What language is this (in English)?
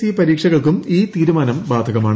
Malayalam